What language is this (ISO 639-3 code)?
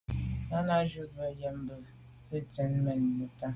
byv